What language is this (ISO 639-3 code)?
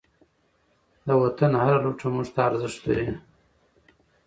pus